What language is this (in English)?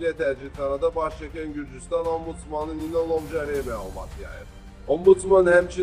Turkish